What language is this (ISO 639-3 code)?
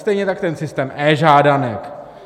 ces